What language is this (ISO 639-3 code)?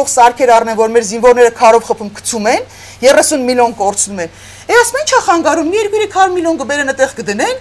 ron